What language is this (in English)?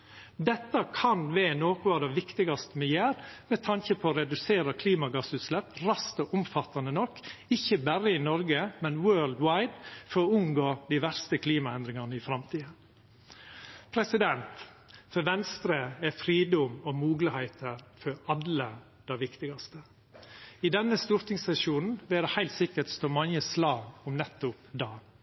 Norwegian Nynorsk